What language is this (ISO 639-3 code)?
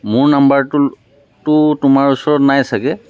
asm